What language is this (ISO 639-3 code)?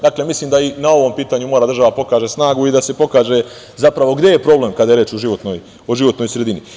srp